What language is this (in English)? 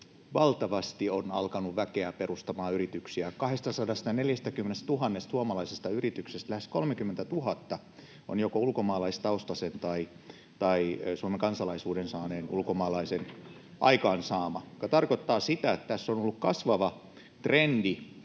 Finnish